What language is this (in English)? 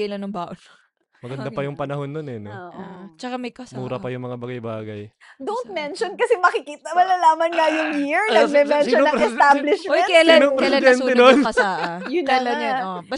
Filipino